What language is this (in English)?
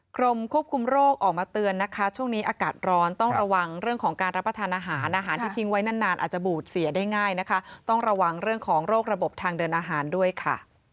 Thai